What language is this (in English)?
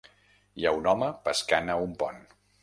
Catalan